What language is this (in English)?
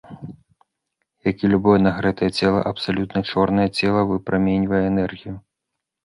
Belarusian